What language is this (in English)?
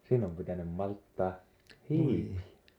Finnish